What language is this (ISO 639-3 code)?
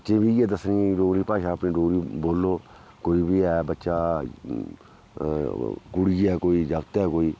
doi